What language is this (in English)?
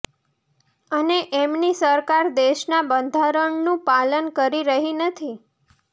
Gujarati